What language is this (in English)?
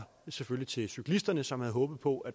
Danish